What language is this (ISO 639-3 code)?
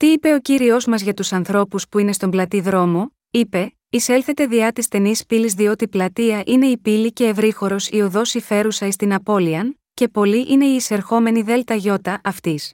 ell